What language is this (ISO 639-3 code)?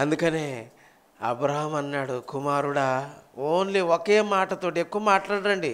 tel